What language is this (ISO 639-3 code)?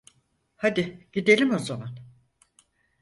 tur